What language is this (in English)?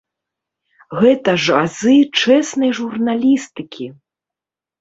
Belarusian